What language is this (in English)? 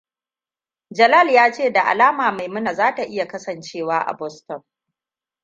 Hausa